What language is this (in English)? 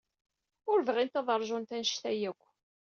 Kabyle